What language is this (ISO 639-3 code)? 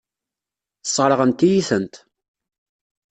kab